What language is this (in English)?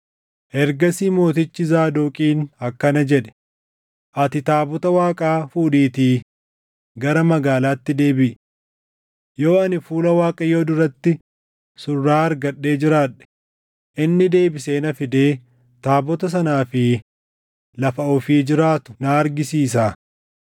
Oromo